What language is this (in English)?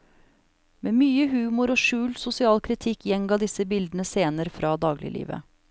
Norwegian